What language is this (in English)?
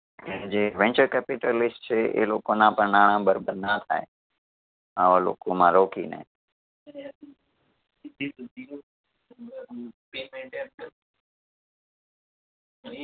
Gujarati